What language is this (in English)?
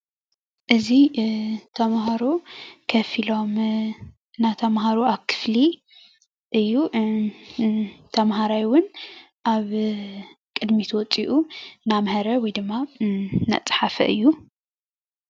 Tigrinya